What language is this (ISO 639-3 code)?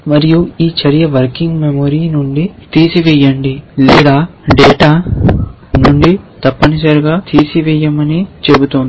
tel